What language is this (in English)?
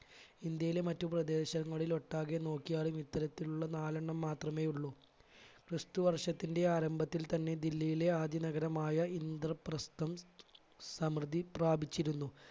Malayalam